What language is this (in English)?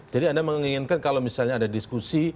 Indonesian